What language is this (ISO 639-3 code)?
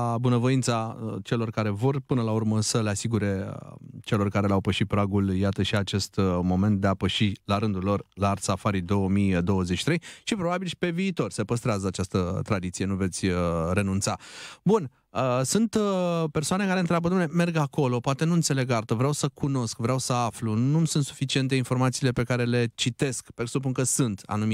ron